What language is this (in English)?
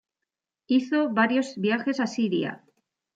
Spanish